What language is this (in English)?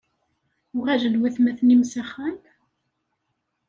Kabyle